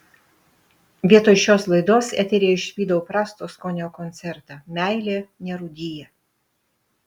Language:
Lithuanian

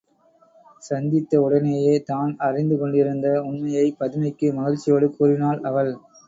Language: Tamil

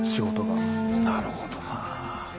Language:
Japanese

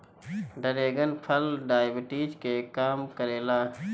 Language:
Bhojpuri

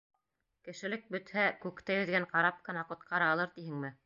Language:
Bashkir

